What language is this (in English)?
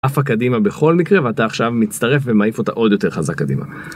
Hebrew